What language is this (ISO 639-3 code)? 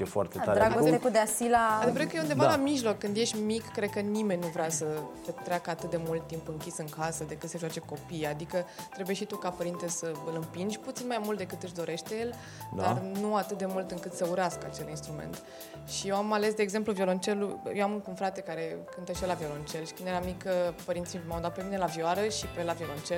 ron